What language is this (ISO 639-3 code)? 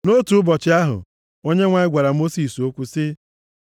ibo